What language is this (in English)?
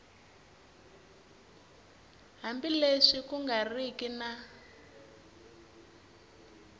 Tsonga